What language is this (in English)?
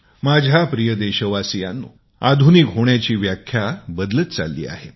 Marathi